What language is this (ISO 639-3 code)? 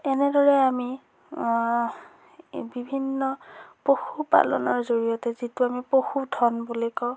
asm